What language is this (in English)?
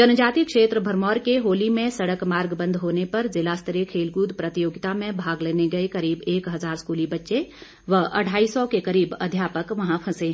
Hindi